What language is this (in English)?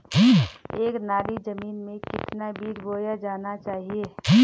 Hindi